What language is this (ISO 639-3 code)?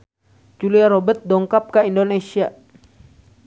sun